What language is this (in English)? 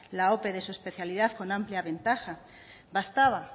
Spanish